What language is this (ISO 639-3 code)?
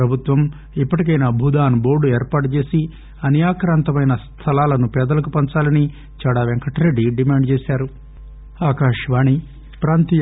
tel